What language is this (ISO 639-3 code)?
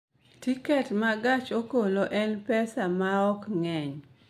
luo